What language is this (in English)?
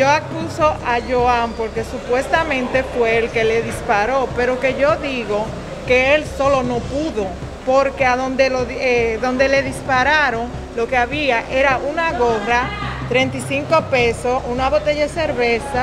Spanish